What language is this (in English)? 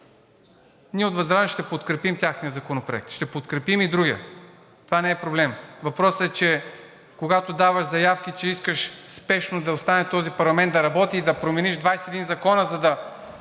Bulgarian